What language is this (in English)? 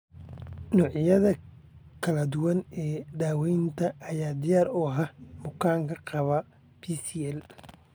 Somali